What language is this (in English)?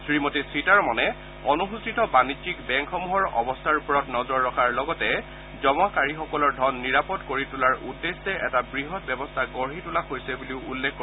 Assamese